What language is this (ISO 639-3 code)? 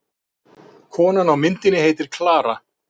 isl